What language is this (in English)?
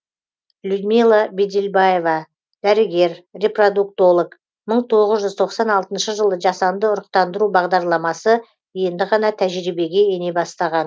Kazakh